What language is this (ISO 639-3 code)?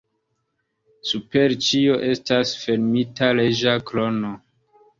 epo